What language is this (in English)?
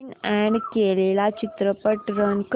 Marathi